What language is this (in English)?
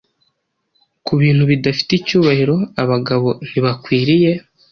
Kinyarwanda